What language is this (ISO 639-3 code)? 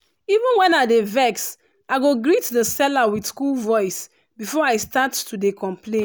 pcm